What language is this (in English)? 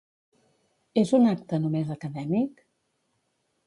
Catalan